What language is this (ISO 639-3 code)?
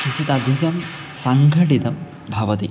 san